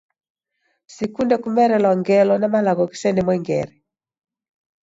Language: Taita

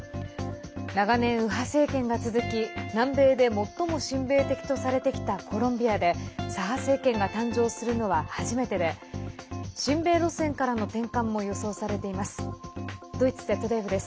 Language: Japanese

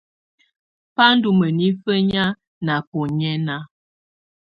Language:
Tunen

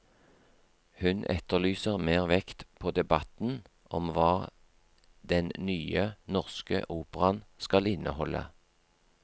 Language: Norwegian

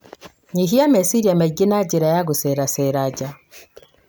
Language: Kikuyu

